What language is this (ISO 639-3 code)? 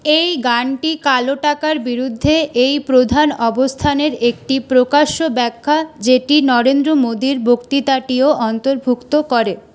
ben